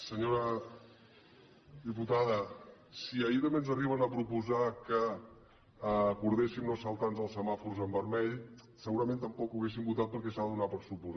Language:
Catalan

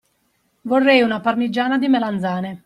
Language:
Italian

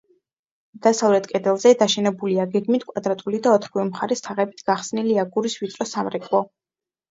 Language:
Georgian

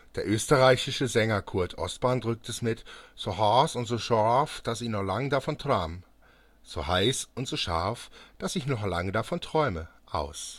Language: German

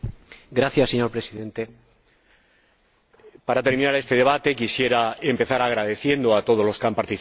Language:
Spanish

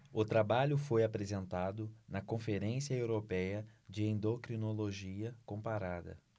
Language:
Portuguese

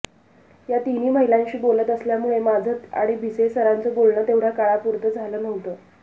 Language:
Marathi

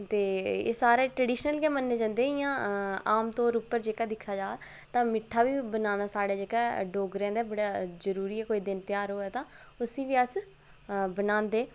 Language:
Dogri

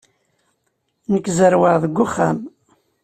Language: Kabyle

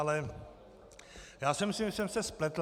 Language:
Czech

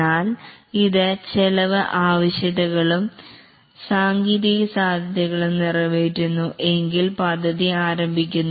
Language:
Malayalam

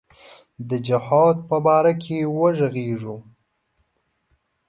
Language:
Pashto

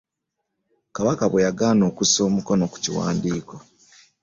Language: Ganda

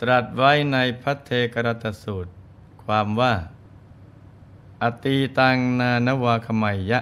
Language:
Thai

